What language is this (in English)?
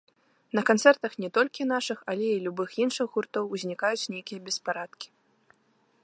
Belarusian